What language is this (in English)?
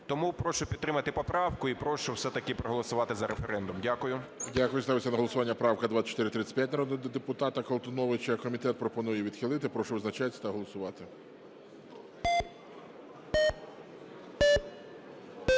Ukrainian